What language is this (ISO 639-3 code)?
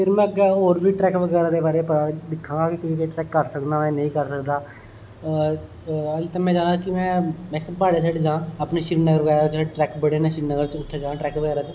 doi